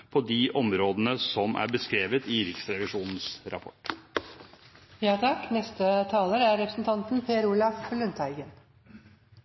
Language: Norwegian Bokmål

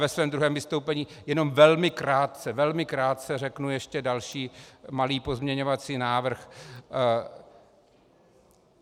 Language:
Czech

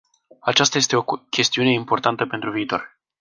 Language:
Romanian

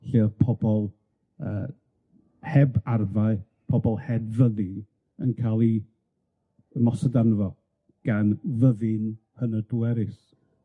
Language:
Welsh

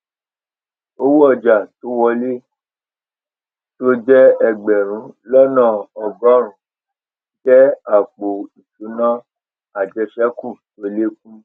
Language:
Yoruba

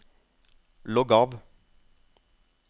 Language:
Norwegian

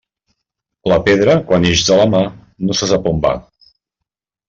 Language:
Catalan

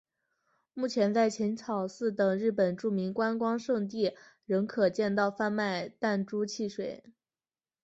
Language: Chinese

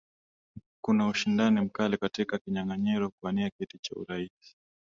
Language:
Swahili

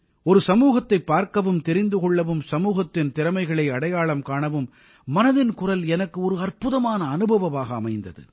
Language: Tamil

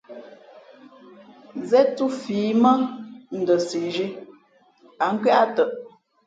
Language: Fe'fe'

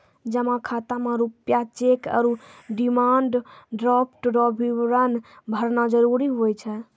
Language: Maithili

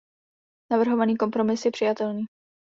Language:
Czech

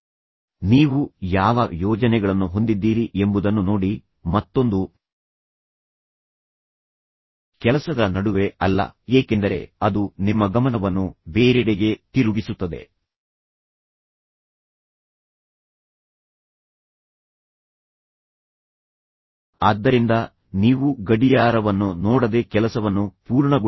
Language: Kannada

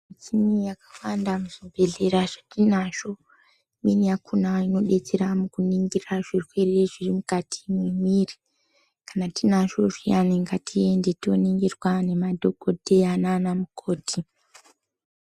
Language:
Ndau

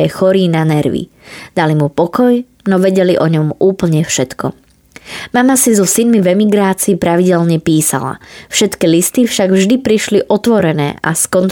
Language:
Slovak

